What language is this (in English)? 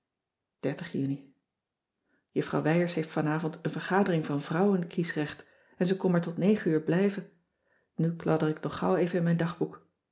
Dutch